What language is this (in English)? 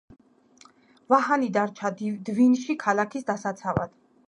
Georgian